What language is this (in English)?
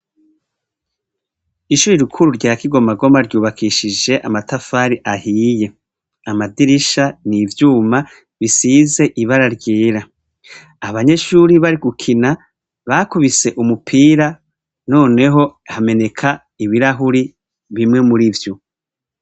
Rundi